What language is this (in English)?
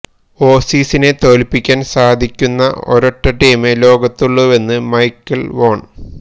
Malayalam